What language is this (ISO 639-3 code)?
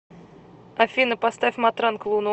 rus